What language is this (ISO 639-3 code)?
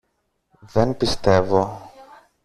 ell